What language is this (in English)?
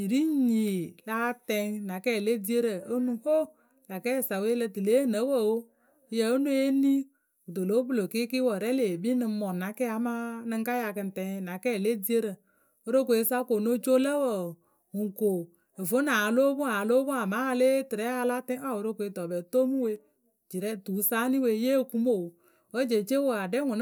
Akebu